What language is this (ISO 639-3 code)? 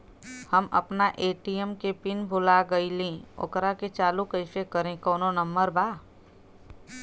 bho